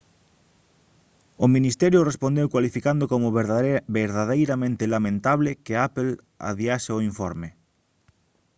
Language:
Galician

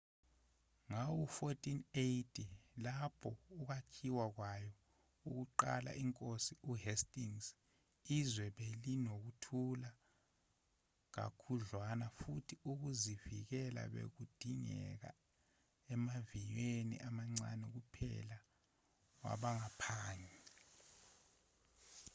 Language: Zulu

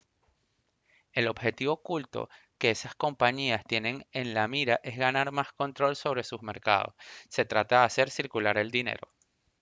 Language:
Spanish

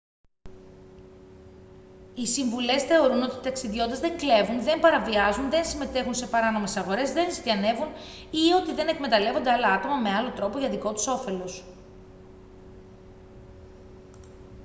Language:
Greek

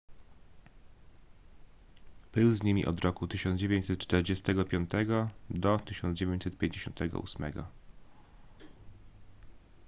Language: Polish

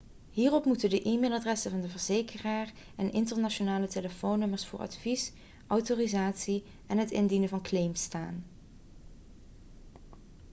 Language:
Dutch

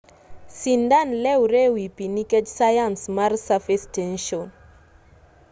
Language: Luo (Kenya and Tanzania)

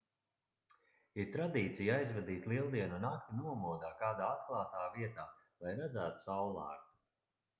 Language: Latvian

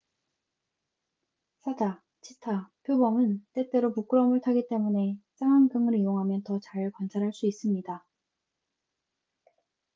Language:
Korean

